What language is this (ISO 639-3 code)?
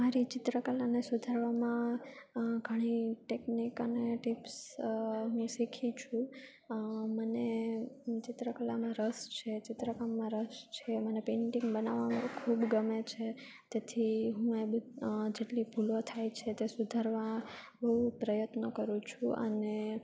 guj